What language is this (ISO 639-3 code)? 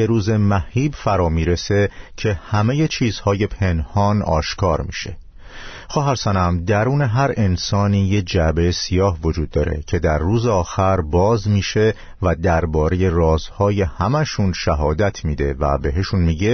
fas